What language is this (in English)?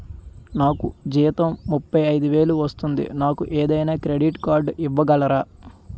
Telugu